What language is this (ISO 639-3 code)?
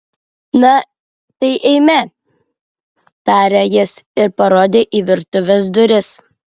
lit